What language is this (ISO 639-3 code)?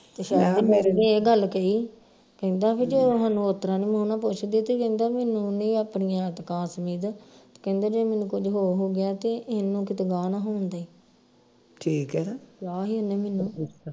pan